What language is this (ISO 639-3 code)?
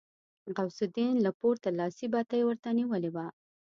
pus